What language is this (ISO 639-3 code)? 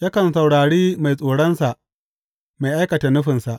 hau